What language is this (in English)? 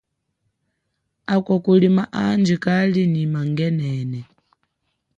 Chokwe